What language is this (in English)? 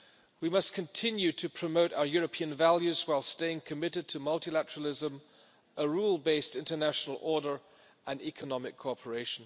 English